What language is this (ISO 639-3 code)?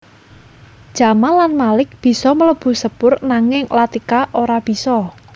jav